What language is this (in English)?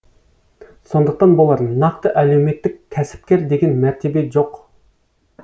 Kazakh